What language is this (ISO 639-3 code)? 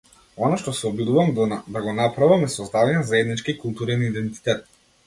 mkd